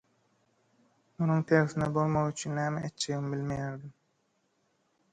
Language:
Turkmen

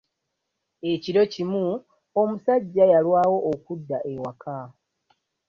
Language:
Ganda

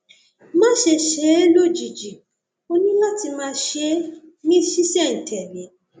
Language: Yoruba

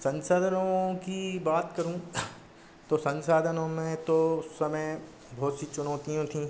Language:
Hindi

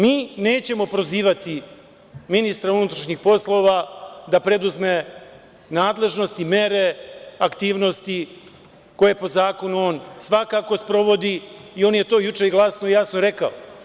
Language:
Serbian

